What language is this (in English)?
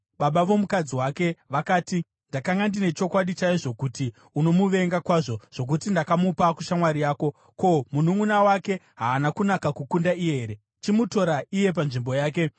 Shona